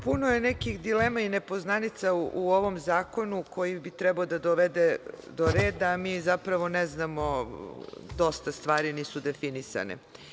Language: Serbian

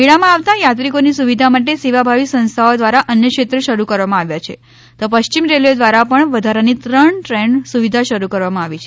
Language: Gujarati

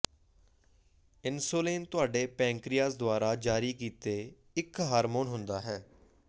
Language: Punjabi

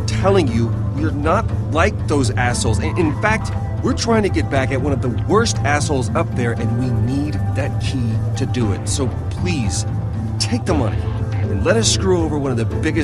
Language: English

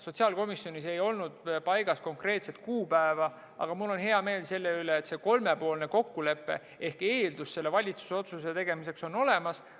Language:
Estonian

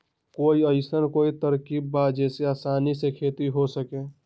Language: Magahi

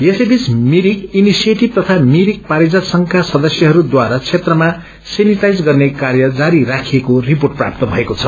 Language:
Nepali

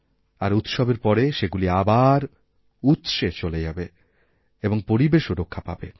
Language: Bangla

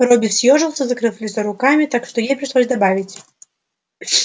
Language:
Russian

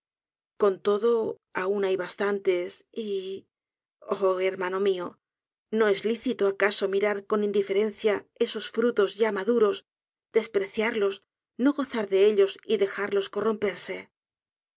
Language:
Spanish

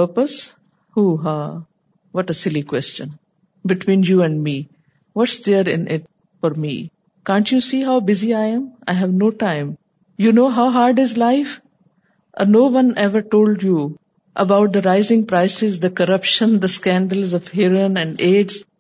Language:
Urdu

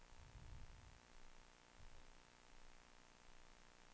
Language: Swedish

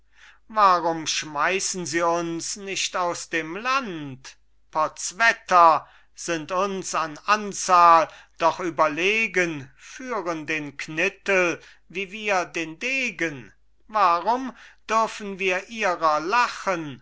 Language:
German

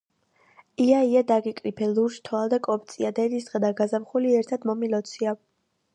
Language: Georgian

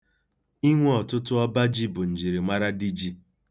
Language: Igbo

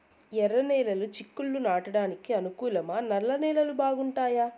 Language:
Telugu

